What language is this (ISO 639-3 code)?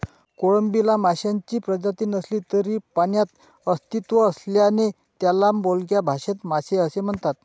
mar